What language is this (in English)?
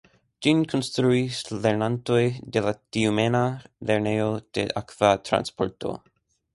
Esperanto